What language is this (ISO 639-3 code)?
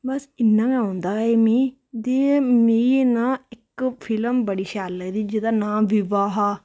doi